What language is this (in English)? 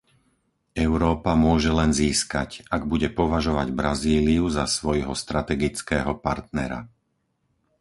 Slovak